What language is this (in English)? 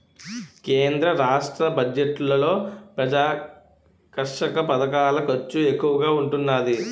Telugu